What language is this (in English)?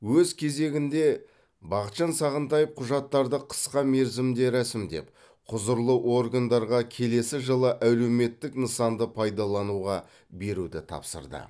Kazakh